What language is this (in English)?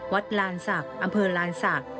Thai